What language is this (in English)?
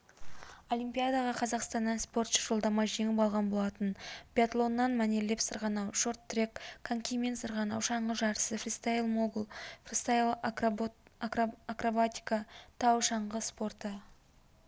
Kazakh